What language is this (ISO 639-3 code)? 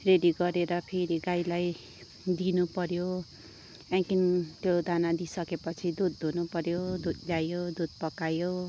nep